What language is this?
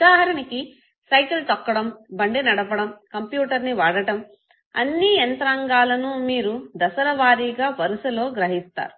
Telugu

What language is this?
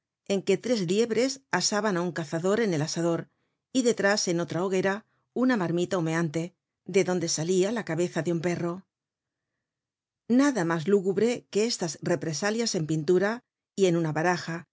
Spanish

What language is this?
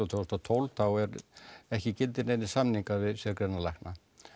Icelandic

